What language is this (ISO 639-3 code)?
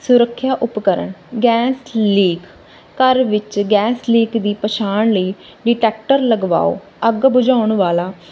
pan